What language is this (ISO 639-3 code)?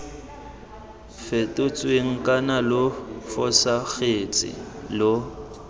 tsn